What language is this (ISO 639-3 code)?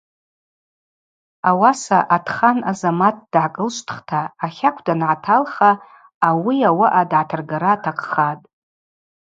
abq